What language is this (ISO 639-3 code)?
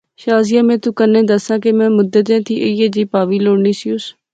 phr